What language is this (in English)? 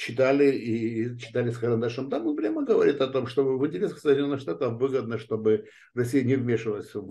Russian